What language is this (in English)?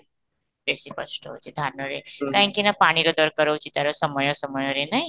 Odia